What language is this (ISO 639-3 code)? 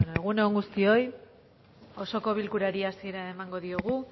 eus